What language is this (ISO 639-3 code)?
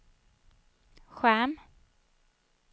swe